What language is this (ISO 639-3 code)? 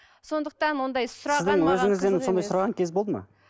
kaz